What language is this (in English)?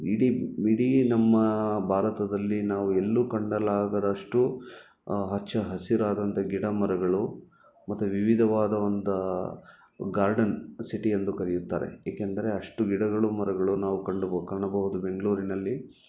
Kannada